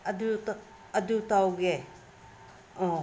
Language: Manipuri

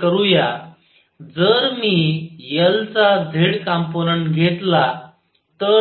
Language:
Marathi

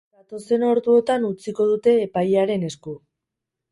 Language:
Basque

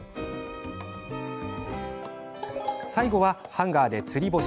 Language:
Japanese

